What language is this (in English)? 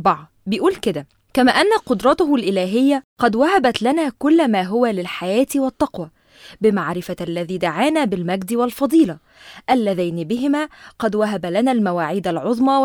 Arabic